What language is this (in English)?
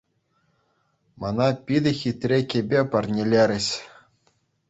Chuvash